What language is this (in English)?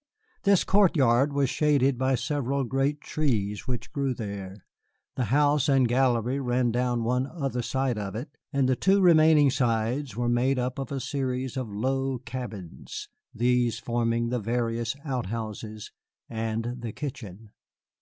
English